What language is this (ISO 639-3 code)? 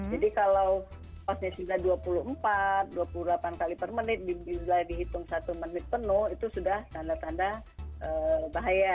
ind